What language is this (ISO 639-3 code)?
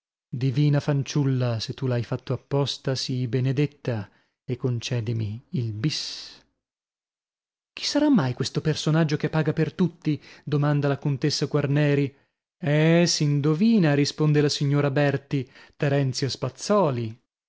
ita